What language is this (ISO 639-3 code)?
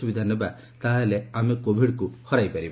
ori